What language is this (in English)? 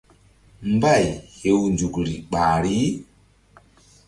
Mbum